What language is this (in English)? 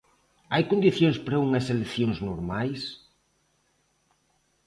Galician